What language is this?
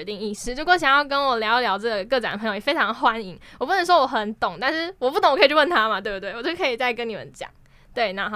Chinese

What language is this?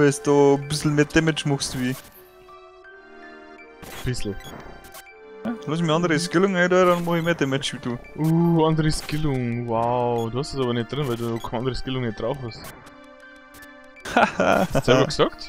German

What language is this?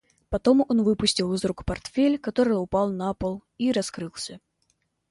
Russian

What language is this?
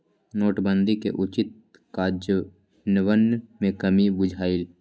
Magahi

